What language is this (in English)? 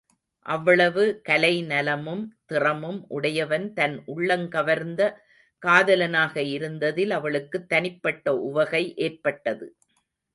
Tamil